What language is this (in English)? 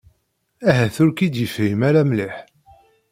Kabyle